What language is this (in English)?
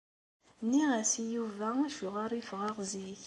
Kabyle